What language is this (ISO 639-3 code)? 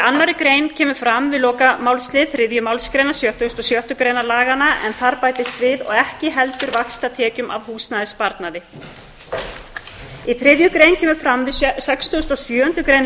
isl